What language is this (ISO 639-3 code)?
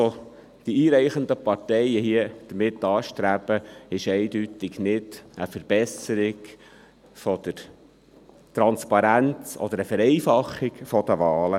gsw